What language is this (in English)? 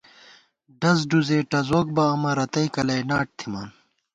Gawar-Bati